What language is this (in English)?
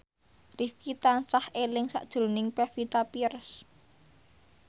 Javanese